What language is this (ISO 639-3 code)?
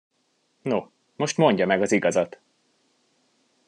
hun